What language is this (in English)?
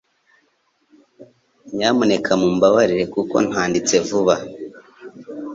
Kinyarwanda